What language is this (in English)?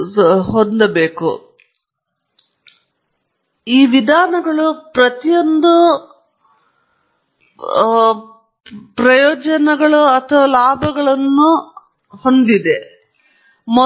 Kannada